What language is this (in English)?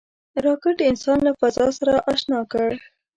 Pashto